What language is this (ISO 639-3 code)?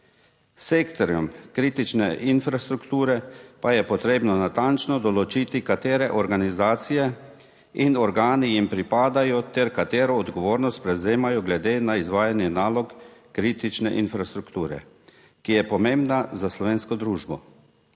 slv